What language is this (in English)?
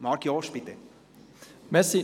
Swiss German